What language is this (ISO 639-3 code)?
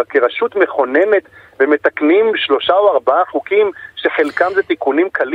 heb